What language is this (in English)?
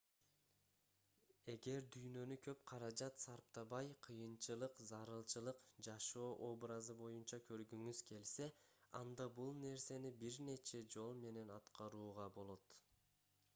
Kyrgyz